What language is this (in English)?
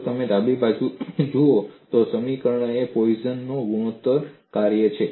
Gujarati